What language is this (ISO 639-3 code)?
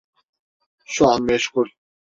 tur